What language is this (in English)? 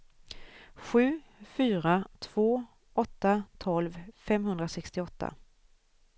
Swedish